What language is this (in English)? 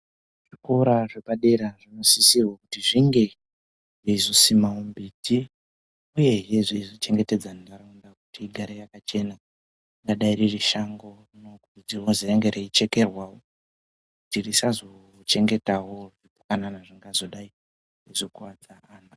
Ndau